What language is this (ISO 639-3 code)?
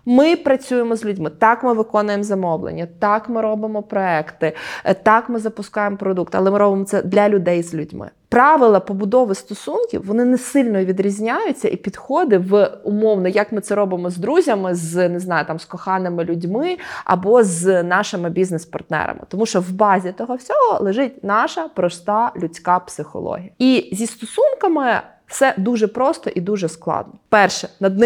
ukr